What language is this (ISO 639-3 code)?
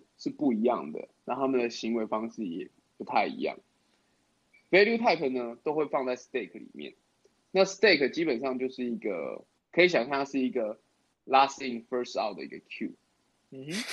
zho